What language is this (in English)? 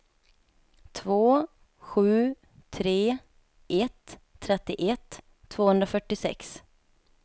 Swedish